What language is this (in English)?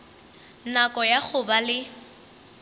Northern Sotho